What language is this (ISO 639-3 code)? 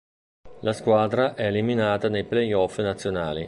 ita